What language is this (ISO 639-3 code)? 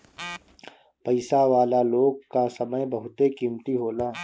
bho